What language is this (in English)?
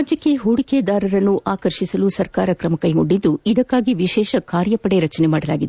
Kannada